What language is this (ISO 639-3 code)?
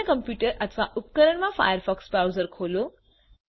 guj